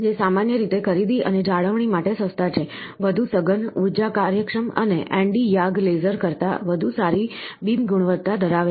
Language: Gujarati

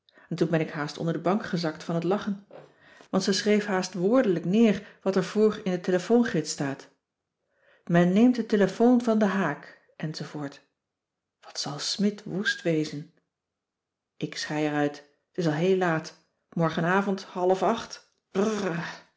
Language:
Dutch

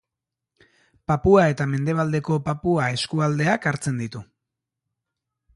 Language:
Basque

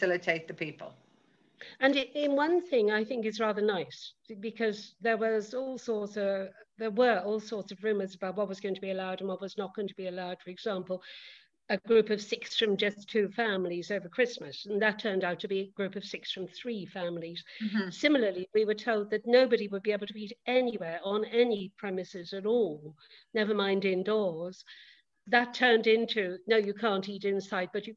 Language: English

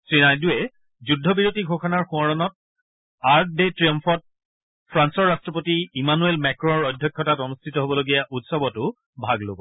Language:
Assamese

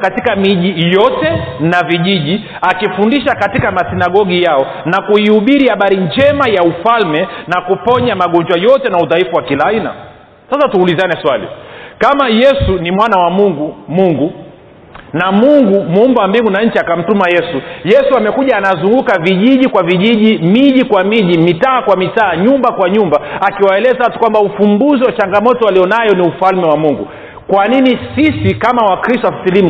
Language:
Swahili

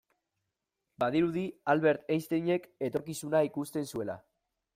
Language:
Basque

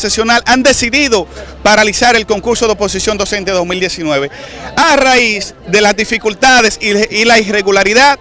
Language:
Spanish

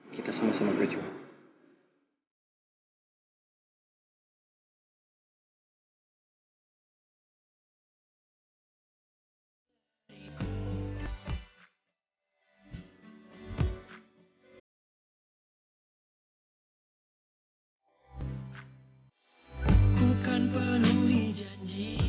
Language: Indonesian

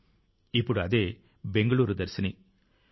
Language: Telugu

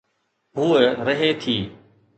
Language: Sindhi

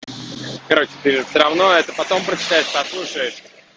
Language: Russian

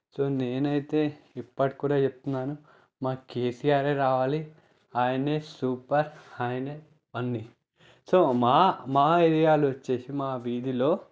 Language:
Telugu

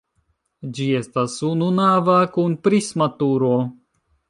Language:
Esperanto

